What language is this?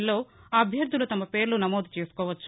Telugu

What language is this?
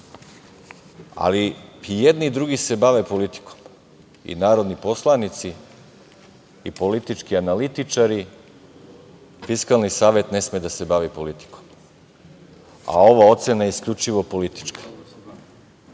Serbian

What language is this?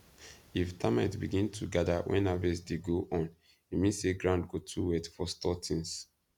Nigerian Pidgin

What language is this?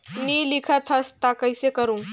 Chhattisgarhi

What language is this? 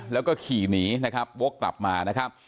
Thai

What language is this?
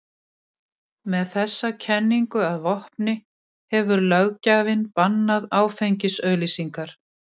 Icelandic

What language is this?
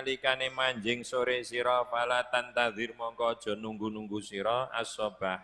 Indonesian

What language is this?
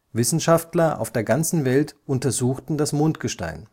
German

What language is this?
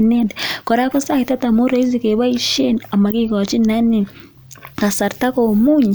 Kalenjin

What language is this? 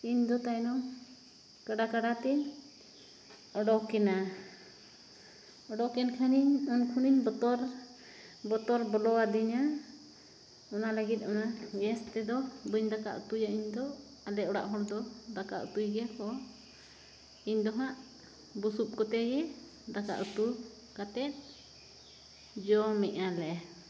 Santali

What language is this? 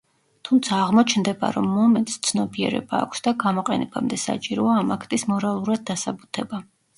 Georgian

